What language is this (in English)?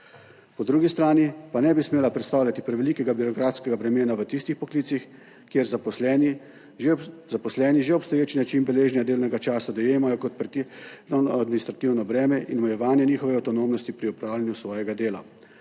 Slovenian